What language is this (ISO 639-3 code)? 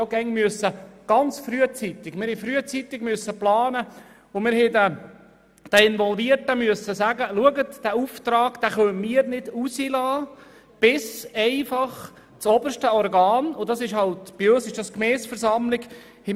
gsw